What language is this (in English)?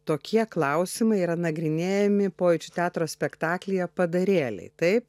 Lithuanian